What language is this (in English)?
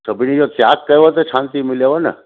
Sindhi